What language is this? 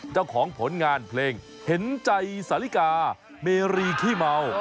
Thai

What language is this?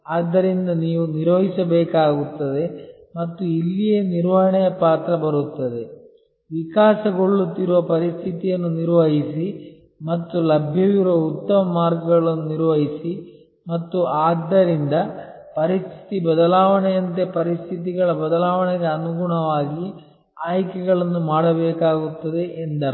Kannada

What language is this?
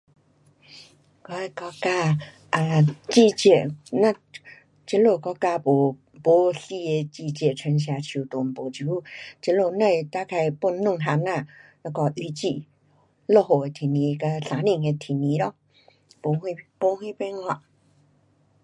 Pu-Xian Chinese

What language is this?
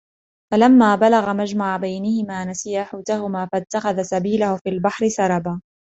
Arabic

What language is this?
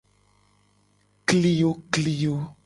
Gen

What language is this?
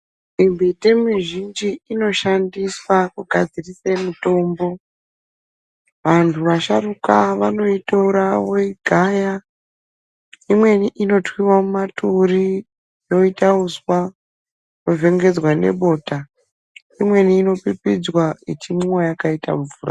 Ndau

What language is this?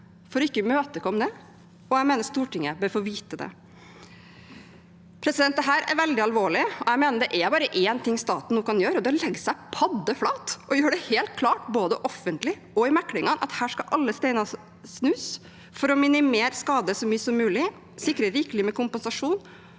Norwegian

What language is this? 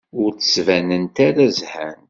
Kabyle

